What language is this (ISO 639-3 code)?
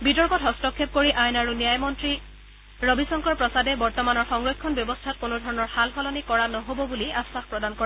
asm